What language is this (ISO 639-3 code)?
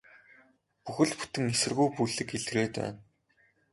mon